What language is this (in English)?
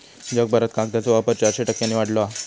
Marathi